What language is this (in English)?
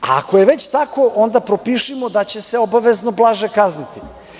Serbian